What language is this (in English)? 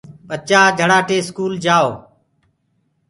Gurgula